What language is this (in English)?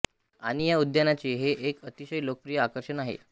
Marathi